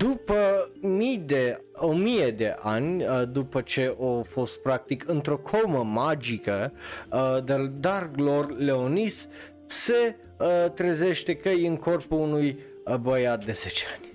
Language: Romanian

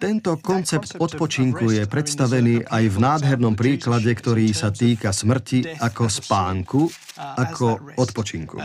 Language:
Slovak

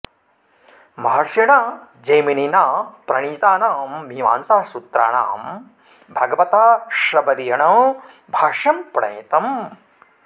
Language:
Sanskrit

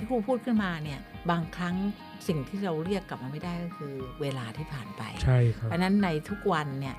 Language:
Thai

